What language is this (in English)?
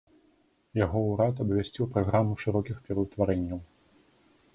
Belarusian